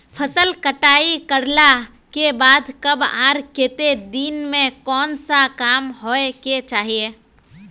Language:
Magahi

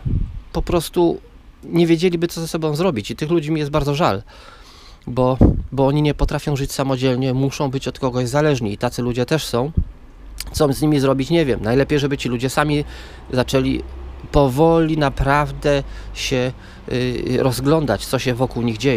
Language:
Polish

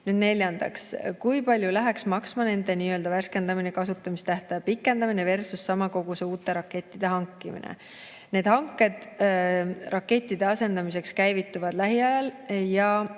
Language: Estonian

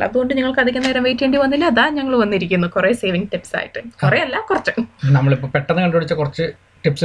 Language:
Malayalam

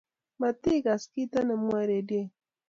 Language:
Kalenjin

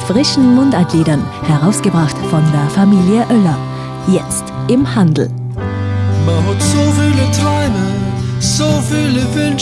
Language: German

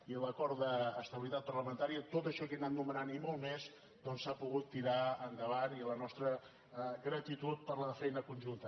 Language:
Catalan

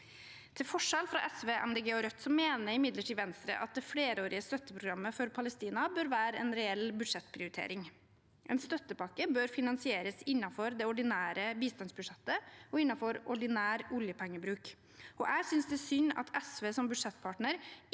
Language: Norwegian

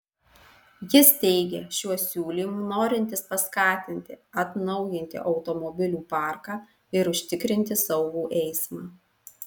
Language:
Lithuanian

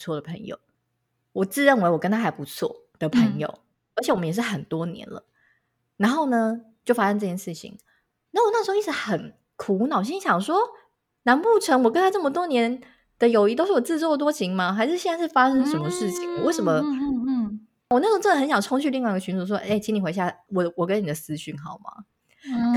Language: Chinese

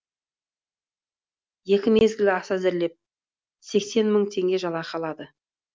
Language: Kazakh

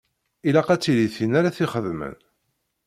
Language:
Kabyle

